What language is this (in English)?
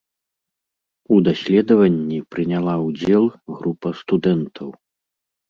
Belarusian